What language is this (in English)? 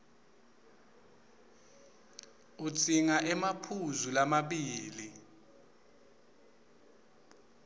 Swati